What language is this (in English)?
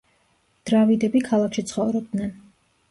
Georgian